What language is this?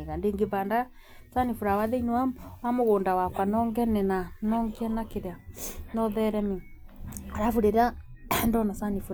Kikuyu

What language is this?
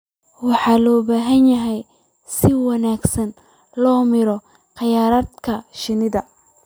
Somali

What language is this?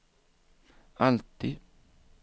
Swedish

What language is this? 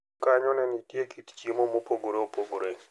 Luo (Kenya and Tanzania)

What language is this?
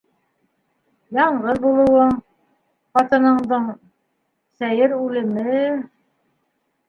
Bashkir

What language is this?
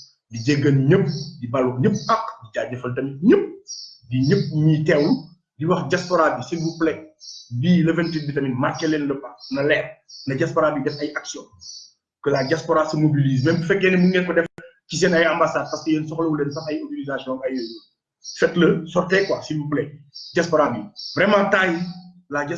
French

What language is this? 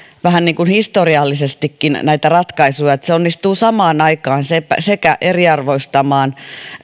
Finnish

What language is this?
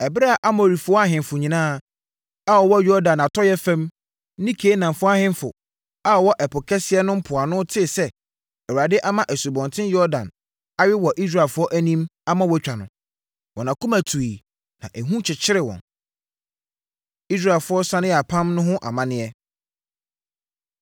Akan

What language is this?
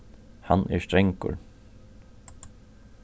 Faroese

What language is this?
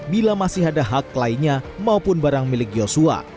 Indonesian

